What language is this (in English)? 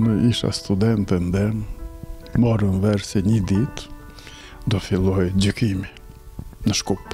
Romanian